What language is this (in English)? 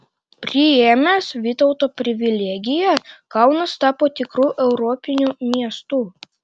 Lithuanian